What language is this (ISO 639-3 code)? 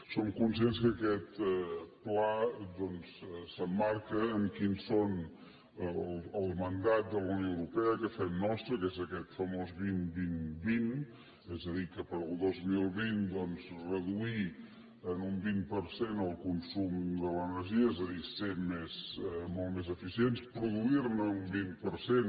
cat